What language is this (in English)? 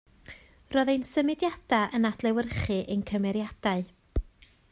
Welsh